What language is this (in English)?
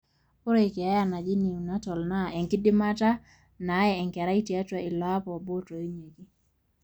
Masai